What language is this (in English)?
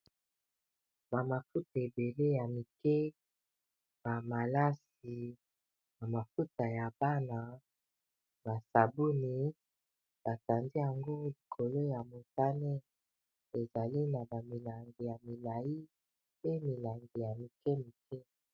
Lingala